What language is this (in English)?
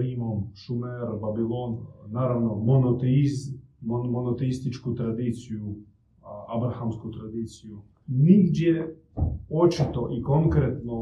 Croatian